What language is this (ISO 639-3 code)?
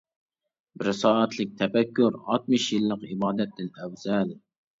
uig